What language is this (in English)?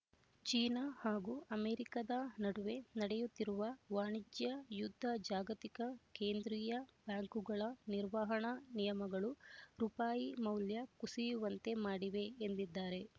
Kannada